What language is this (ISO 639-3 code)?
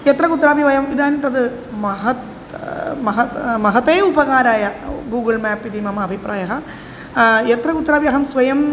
san